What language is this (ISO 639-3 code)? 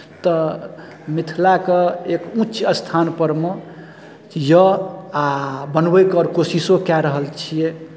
mai